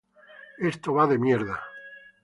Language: Spanish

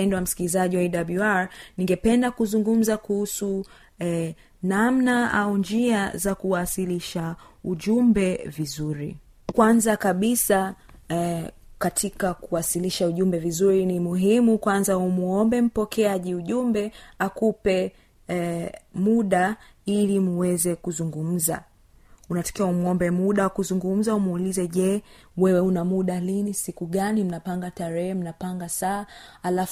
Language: Swahili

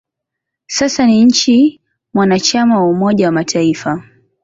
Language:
Swahili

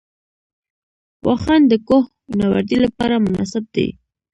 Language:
Pashto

